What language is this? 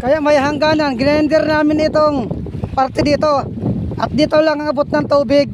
Filipino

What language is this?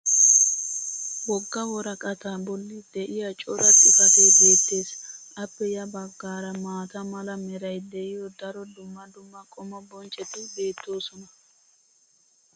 Wolaytta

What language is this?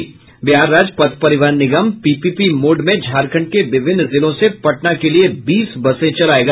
Hindi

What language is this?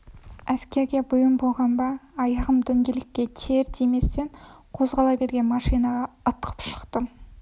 Kazakh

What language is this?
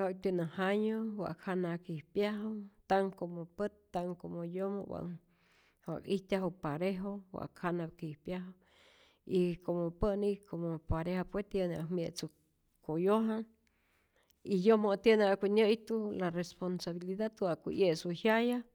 Rayón Zoque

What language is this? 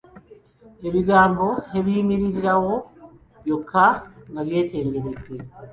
Ganda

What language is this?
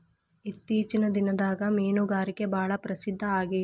Kannada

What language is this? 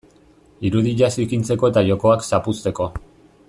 Basque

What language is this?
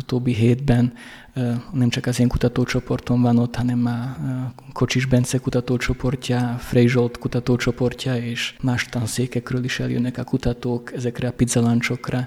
Hungarian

